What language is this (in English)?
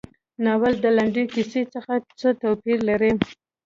Pashto